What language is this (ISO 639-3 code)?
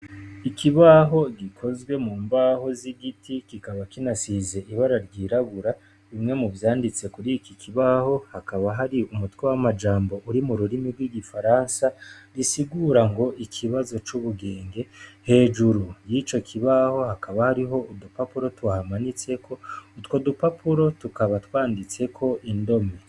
run